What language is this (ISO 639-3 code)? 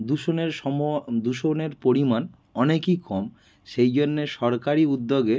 ben